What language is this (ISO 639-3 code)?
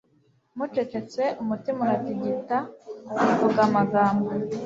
kin